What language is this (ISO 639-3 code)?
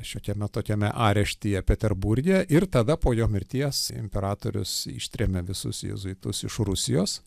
lit